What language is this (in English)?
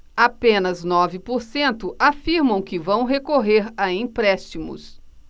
Portuguese